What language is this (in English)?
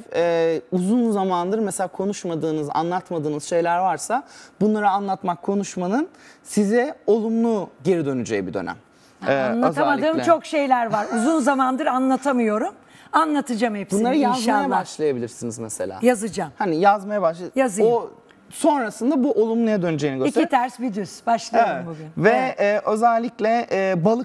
Turkish